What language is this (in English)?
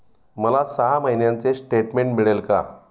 Marathi